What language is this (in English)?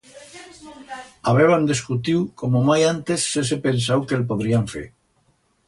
Aragonese